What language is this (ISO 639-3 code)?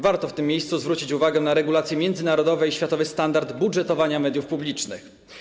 pol